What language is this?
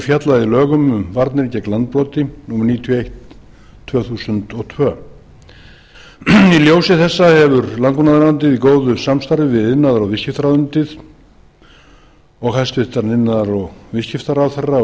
Icelandic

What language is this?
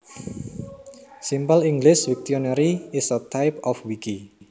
Javanese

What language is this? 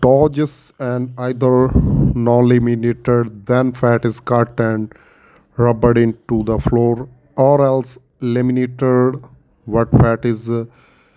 Punjabi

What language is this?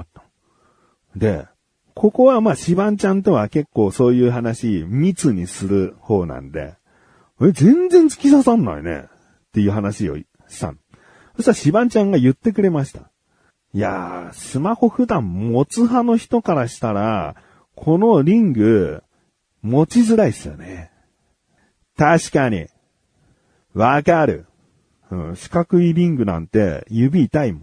Japanese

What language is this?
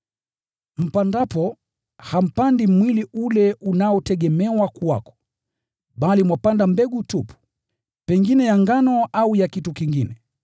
Swahili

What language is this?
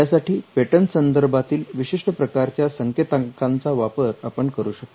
Marathi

